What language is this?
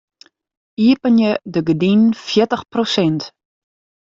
Western Frisian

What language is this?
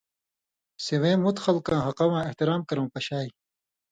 Indus Kohistani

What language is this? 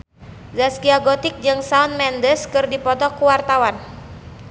Sundanese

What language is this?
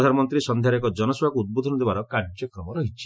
Odia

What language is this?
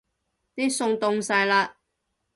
Cantonese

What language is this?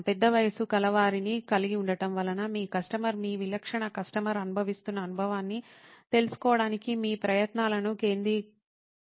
Telugu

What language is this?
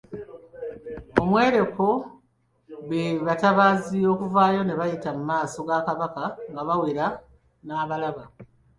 Ganda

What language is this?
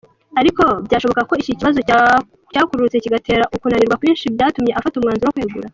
Kinyarwanda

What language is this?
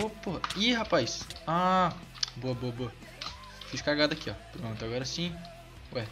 Portuguese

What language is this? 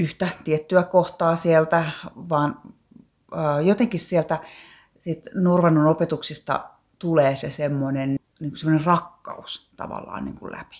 Finnish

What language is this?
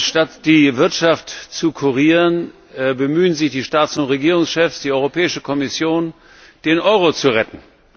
German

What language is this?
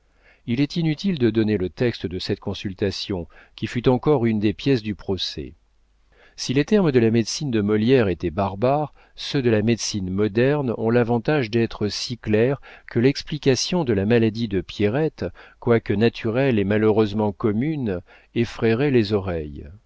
French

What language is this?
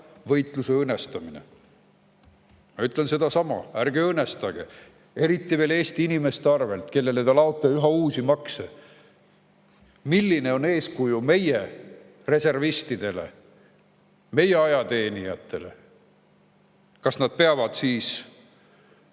Estonian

